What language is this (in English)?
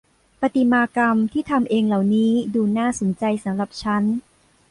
Thai